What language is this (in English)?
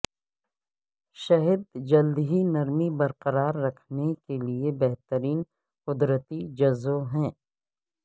Urdu